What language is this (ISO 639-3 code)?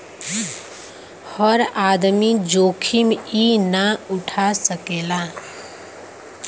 bho